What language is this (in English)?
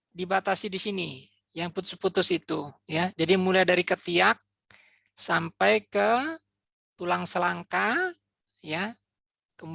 Indonesian